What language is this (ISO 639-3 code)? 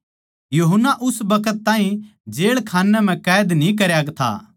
bgc